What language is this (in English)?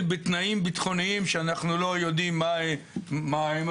Hebrew